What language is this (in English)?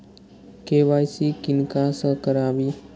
Maithili